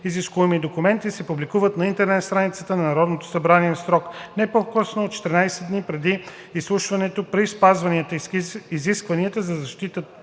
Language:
Bulgarian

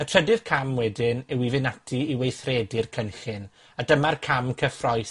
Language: Welsh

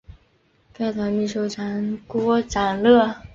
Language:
Chinese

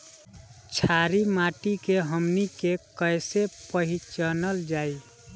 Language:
Bhojpuri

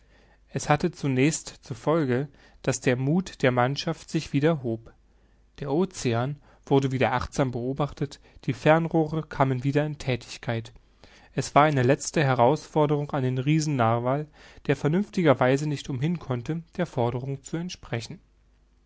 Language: German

